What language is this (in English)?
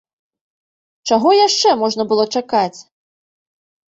Belarusian